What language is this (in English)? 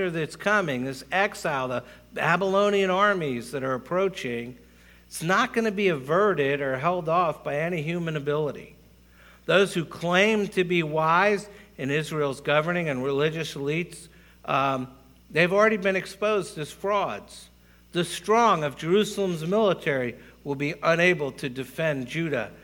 English